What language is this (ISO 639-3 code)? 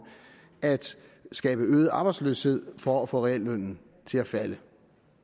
dan